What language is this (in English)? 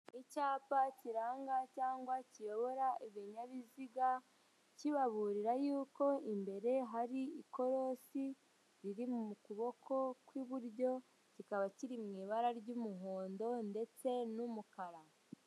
Kinyarwanda